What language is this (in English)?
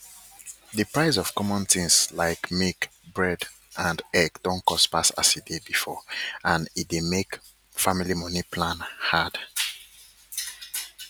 Nigerian Pidgin